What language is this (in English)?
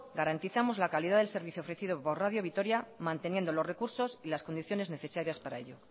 Spanish